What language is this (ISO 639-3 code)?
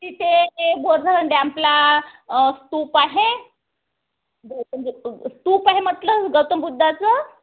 mar